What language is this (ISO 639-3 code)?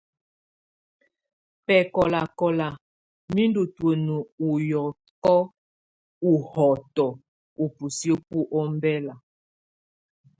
tvu